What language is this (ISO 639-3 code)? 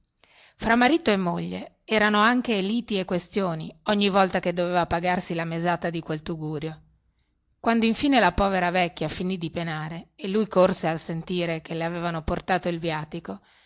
ita